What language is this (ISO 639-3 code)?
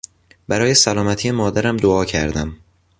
fas